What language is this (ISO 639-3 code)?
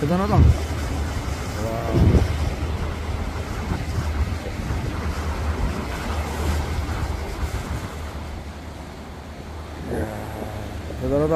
kor